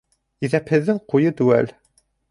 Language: Bashkir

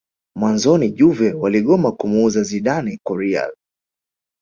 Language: Swahili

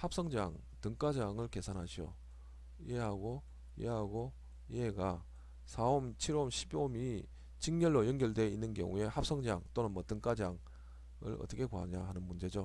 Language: Korean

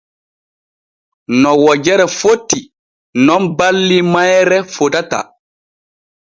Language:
Borgu Fulfulde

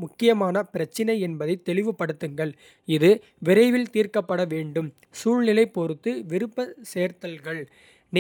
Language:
Kota (India)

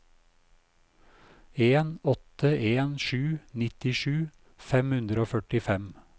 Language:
Norwegian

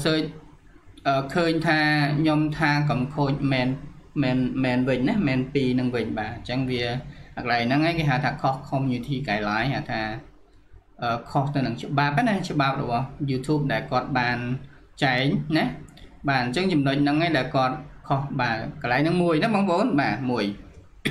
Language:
Vietnamese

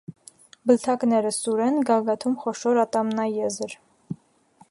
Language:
Armenian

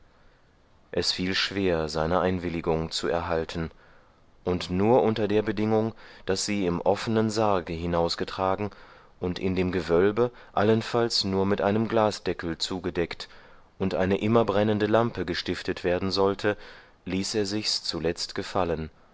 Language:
German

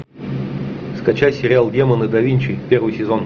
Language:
Russian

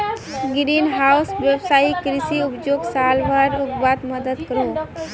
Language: Magahi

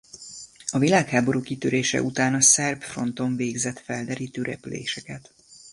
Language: Hungarian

